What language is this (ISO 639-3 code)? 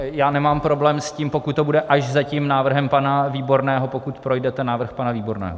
ces